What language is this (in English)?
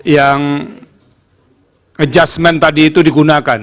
Indonesian